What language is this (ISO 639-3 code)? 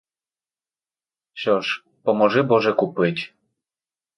ukr